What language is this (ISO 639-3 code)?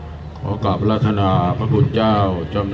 tha